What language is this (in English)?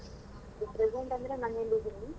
Kannada